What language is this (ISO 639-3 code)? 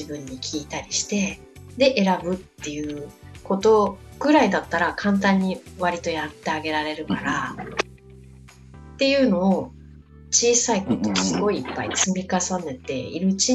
jpn